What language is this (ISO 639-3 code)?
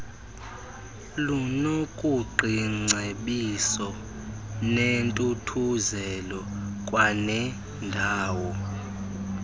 xho